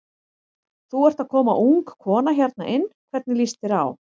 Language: Icelandic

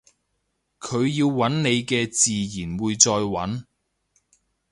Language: Cantonese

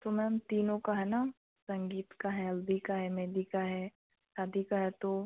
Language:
Hindi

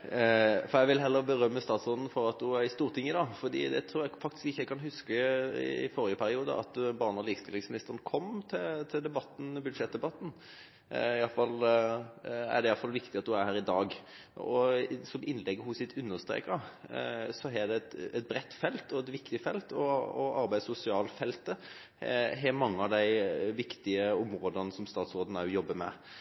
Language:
Norwegian Bokmål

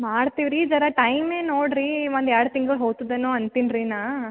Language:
Kannada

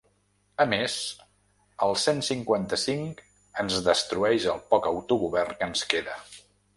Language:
Catalan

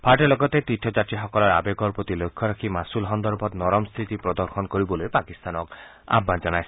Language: Assamese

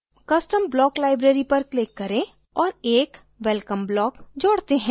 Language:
Hindi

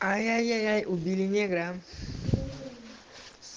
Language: Russian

